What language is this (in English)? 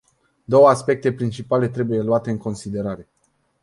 Romanian